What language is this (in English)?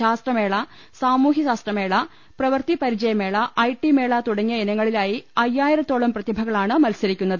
Malayalam